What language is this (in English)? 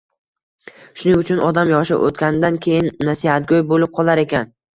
Uzbek